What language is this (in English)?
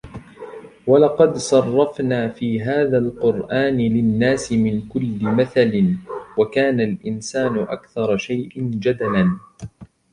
Arabic